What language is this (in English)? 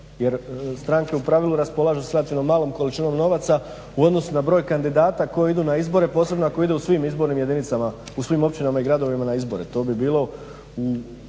Croatian